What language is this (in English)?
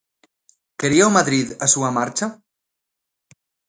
Galician